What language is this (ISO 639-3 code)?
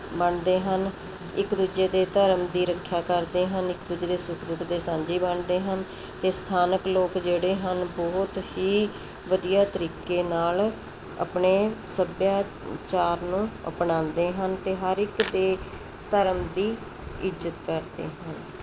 pan